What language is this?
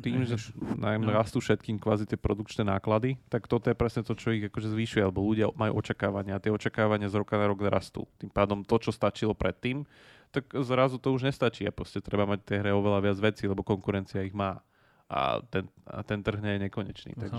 Slovak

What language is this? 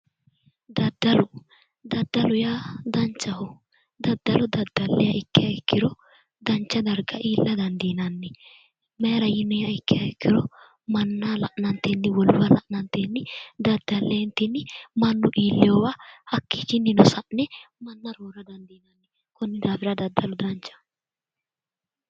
Sidamo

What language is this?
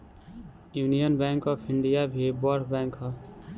Bhojpuri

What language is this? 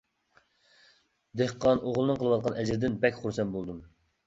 Uyghur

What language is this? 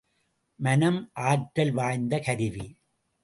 Tamil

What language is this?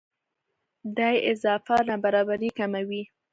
Pashto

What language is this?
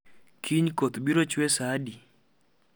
Luo (Kenya and Tanzania)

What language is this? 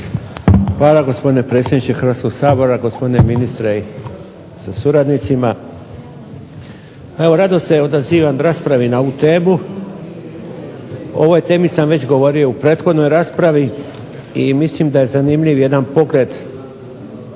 Croatian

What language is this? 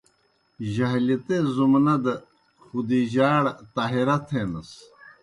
Kohistani Shina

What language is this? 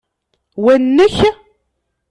Kabyle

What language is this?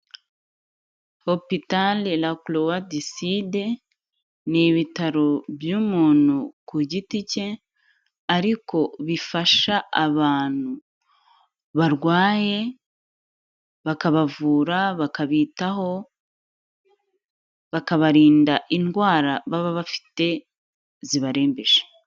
Kinyarwanda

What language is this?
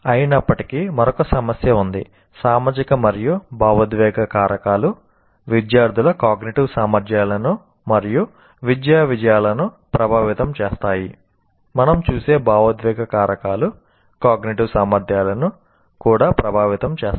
Telugu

